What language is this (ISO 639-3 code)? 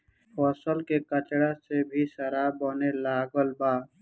bho